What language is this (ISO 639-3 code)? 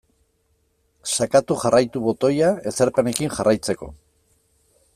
eus